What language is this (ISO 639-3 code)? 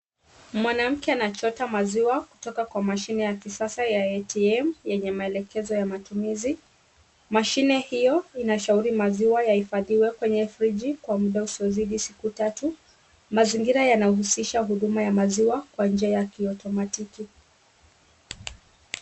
swa